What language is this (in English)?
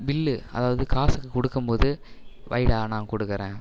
Tamil